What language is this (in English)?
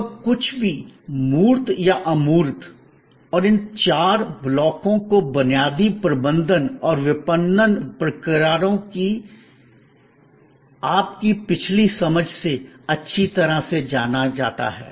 Hindi